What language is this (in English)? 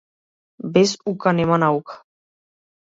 Macedonian